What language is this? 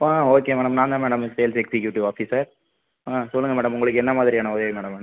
Tamil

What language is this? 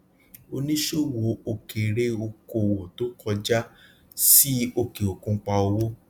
Yoruba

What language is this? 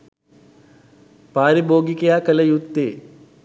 Sinhala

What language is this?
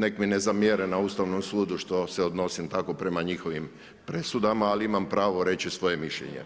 Croatian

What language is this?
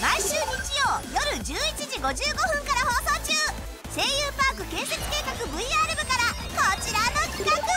Japanese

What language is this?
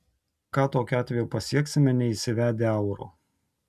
Lithuanian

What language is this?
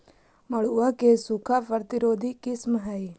Magahi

